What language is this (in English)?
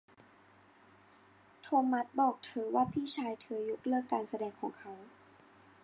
Thai